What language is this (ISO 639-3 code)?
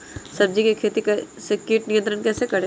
mag